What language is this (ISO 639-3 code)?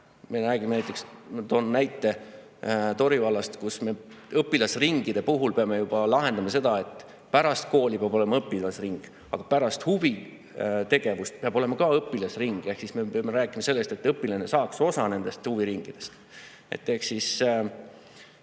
est